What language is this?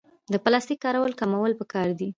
Pashto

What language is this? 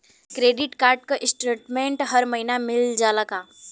Bhojpuri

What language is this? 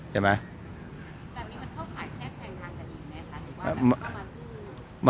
Thai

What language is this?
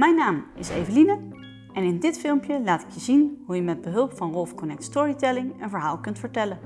Dutch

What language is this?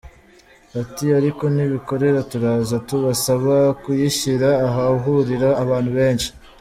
Kinyarwanda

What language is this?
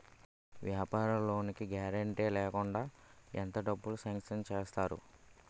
Telugu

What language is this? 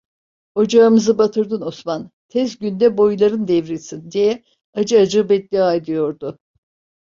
Turkish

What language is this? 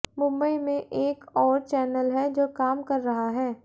Hindi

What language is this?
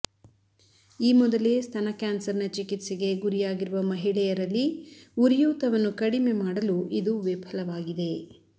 Kannada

